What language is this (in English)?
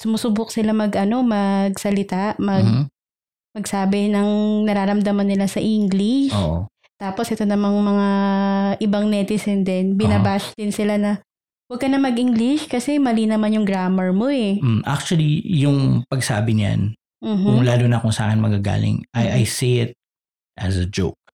Filipino